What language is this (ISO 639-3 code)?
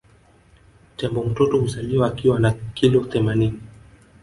swa